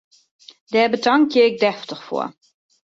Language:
Western Frisian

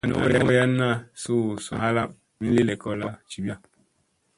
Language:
Musey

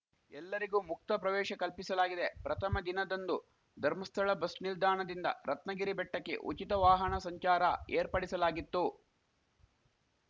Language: Kannada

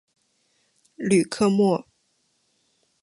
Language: Chinese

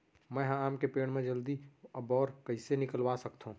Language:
Chhattisgarhi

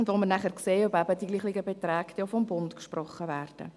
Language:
Swiss German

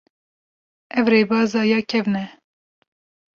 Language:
Kurdish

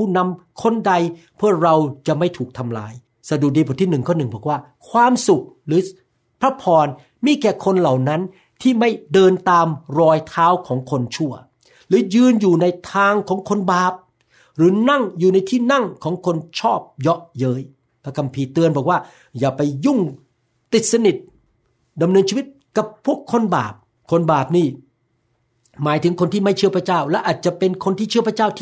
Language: Thai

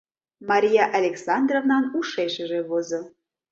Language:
Mari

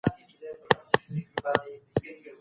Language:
Pashto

